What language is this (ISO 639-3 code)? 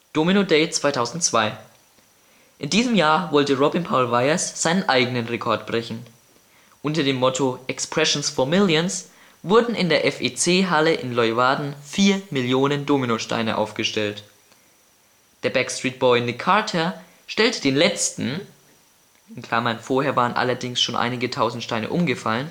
deu